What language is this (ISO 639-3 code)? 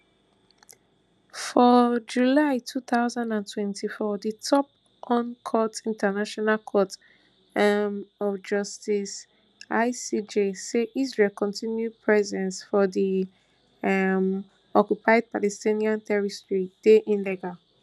pcm